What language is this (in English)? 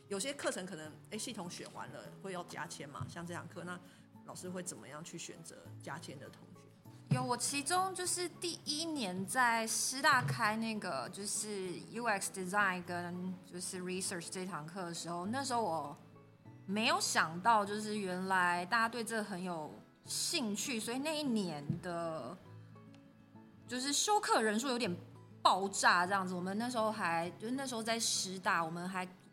Chinese